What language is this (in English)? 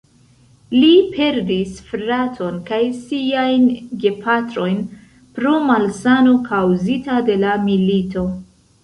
Esperanto